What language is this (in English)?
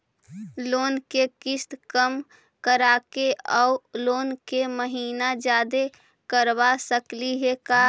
Magahi